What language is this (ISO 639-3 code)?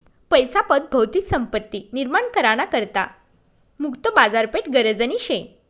mar